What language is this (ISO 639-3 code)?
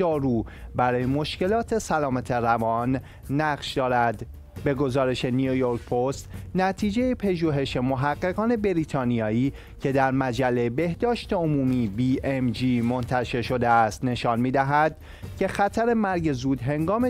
fas